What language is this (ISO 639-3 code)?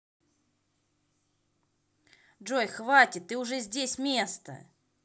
rus